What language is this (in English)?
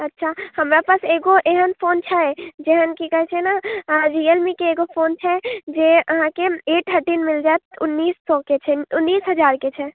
Maithili